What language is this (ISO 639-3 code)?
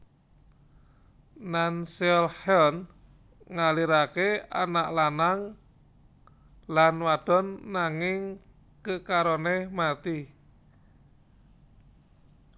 jav